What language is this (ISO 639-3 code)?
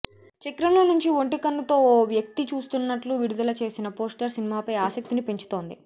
tel